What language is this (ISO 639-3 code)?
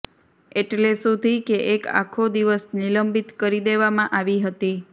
guj